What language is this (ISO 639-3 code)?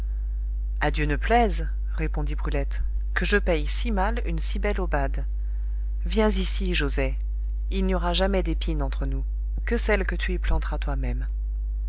fra